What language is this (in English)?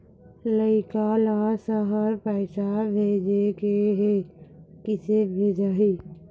Chhattisgarhi